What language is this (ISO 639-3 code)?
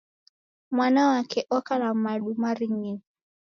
dav